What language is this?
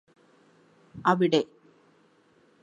Malayalam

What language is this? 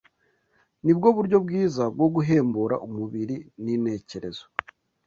Kinyarwanda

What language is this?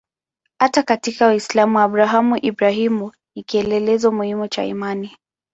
Swahili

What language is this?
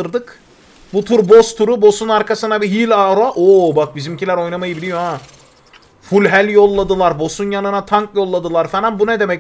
Turkish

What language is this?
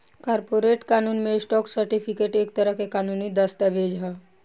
Bhojpuri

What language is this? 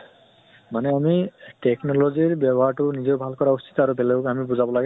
Assamese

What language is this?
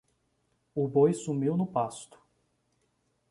Portuguese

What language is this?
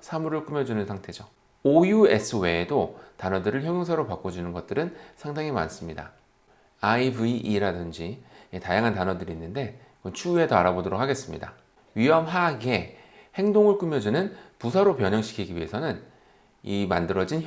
Korean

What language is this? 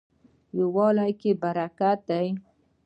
Pashto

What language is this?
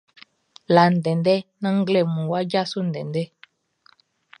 Baoulé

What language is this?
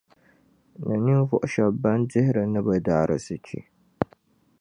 Dagbani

